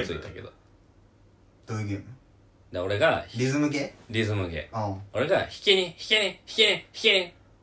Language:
Japanese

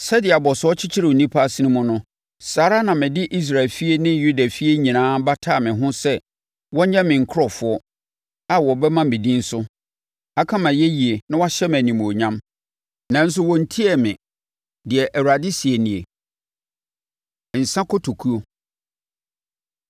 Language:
Akan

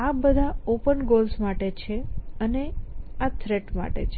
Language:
Gujarati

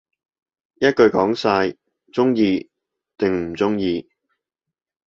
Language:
Cantonese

